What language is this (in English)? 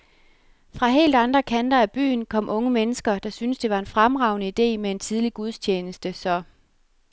Danish